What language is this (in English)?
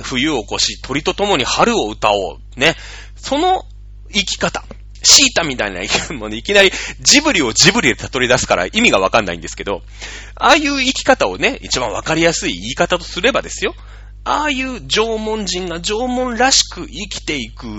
Japanese